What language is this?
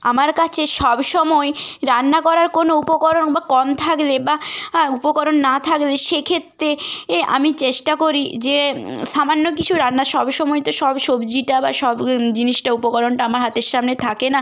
Bangla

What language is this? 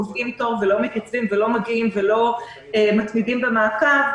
Hebrew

